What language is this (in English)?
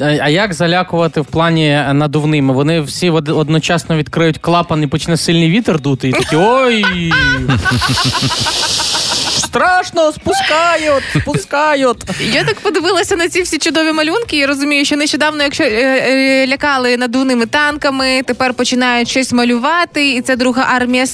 Ukrainian